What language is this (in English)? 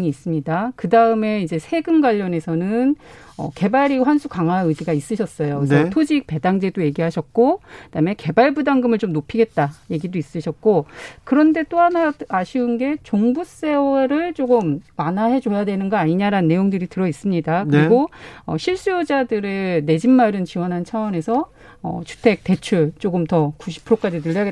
Korean